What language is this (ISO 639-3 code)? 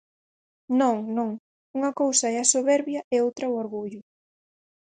glg